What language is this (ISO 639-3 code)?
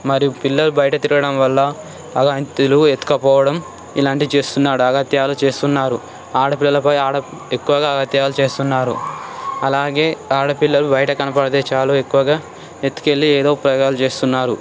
tel